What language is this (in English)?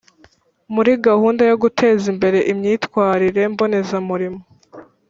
Kinyarwanda